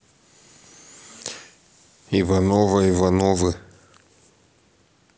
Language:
Russian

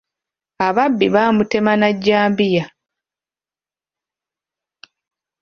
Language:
Ganda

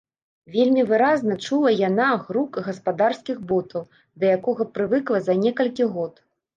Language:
Belarusian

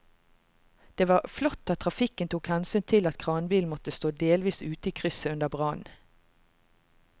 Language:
Norwegian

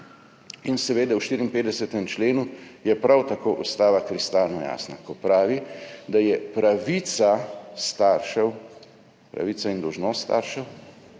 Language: Slovenian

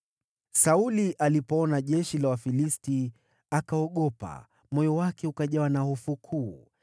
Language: Swahili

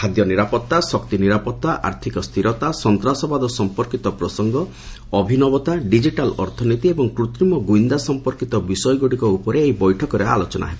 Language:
Odia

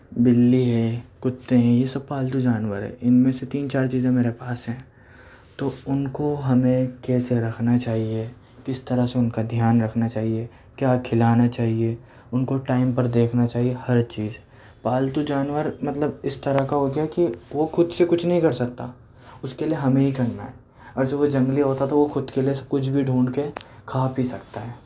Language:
Urdu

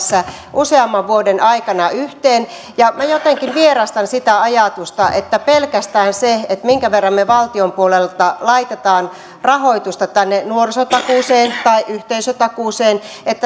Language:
Finnish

